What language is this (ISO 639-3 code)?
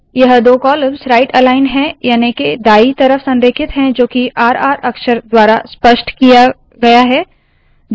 hin